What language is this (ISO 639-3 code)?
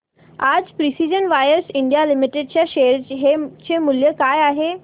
mar